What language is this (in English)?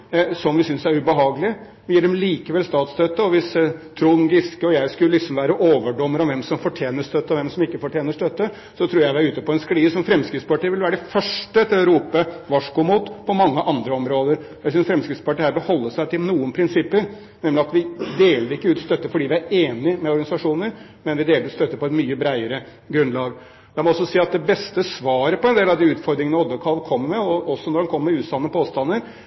Norwegian Bokmål